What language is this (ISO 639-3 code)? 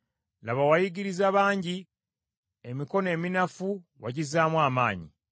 lug